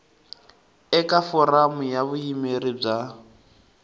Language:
Tsonga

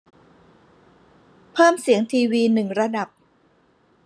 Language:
Thai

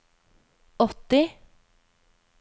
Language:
Norwegian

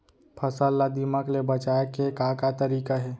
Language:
Chhattisgarhi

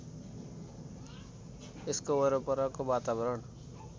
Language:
Nepali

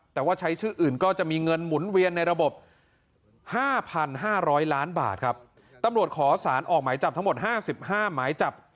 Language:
Thai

